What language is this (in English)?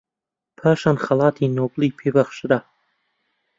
Central Kurdish